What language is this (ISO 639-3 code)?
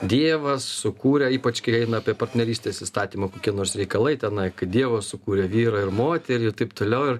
lit